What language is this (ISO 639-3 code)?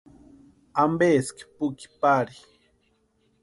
pua